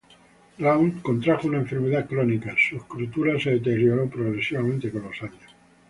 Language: Spanish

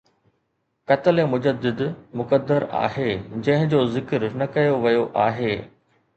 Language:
Sindhi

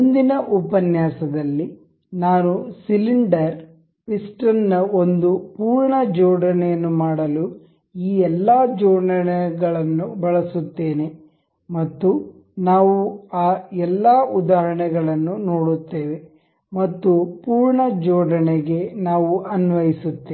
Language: Kannada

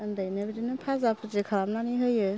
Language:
Bodo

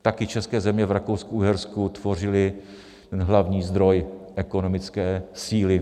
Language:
Czech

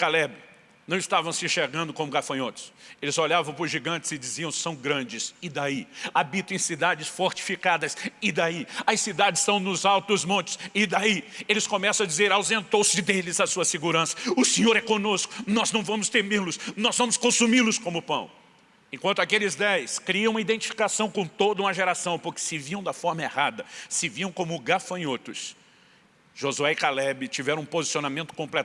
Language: Portuguese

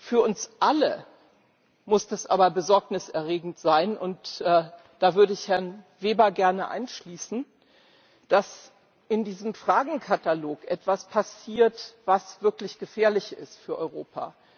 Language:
German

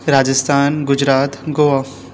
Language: Konkani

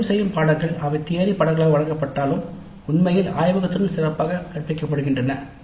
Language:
Tamil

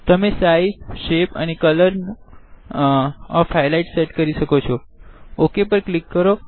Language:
Gujarati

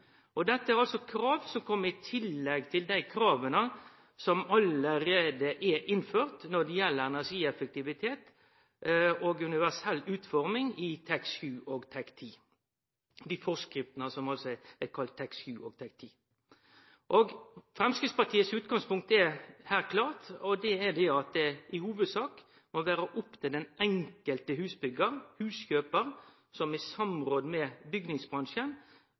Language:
Norwegian Nynorsk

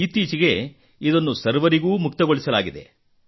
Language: Kannada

